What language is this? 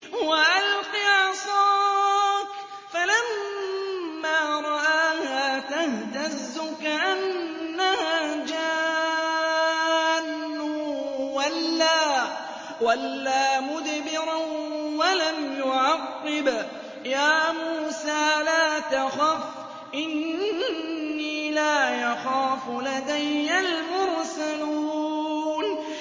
Arabic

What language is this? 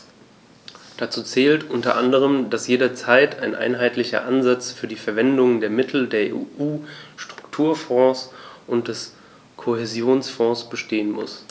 German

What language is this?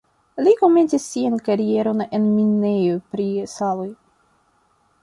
Esperanto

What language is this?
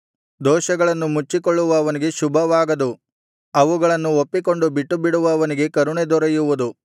Kannada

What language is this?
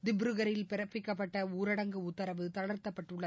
Tamil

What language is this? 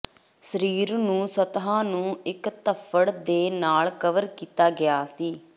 Punjabi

